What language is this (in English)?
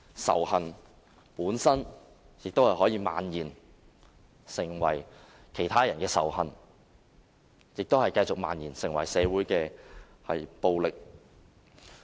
Cantonese